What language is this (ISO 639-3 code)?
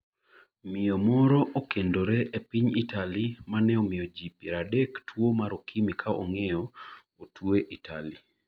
luo